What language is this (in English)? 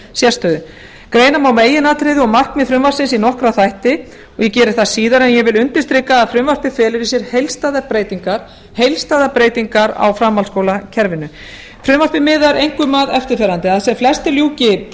Icelandic